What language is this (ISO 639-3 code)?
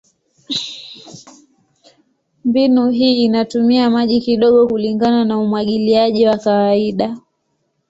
swa